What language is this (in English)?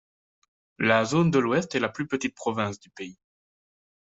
French